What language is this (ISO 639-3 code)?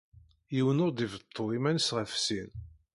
kab